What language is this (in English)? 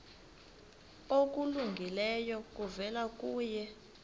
Xhosa